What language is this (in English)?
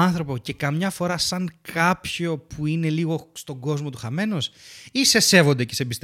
Greek